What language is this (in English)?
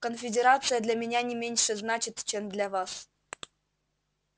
Russian